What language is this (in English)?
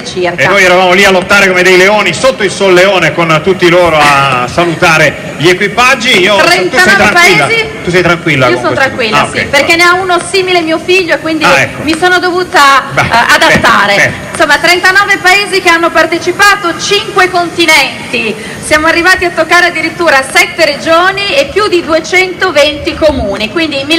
Italian